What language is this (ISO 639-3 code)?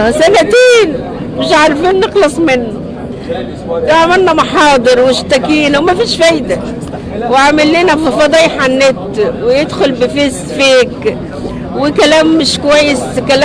ara